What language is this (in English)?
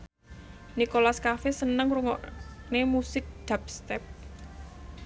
Javanese